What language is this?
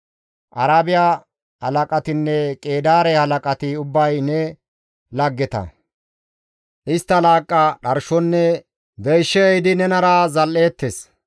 Gamo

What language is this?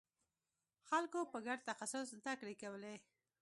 Pashto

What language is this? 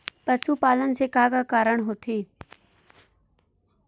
Chhattisgarhi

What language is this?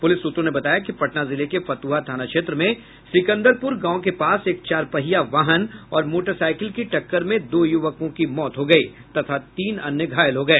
Hindi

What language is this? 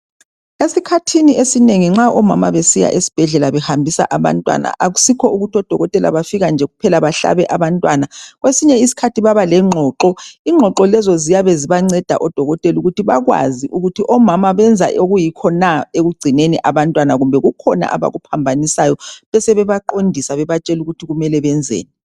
North Ndebele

